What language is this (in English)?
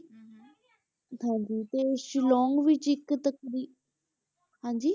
Punjabi